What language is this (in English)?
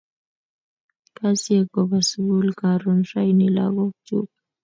Kalenjin